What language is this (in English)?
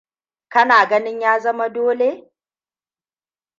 Hausa